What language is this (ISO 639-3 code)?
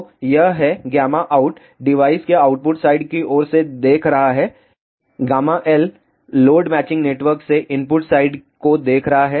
hin